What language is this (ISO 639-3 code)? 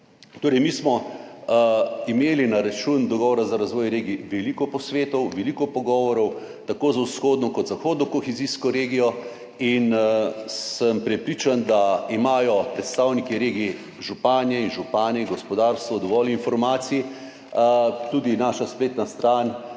slv